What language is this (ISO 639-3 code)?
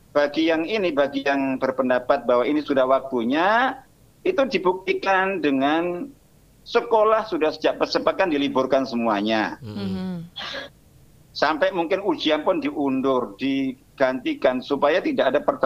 ind